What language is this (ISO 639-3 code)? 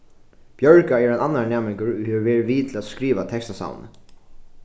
fao